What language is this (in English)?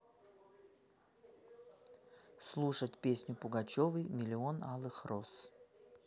Russian